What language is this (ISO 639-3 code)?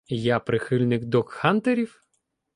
ukr